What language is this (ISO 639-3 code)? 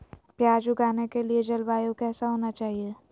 mag